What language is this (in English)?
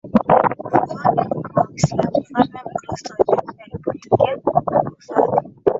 Swahili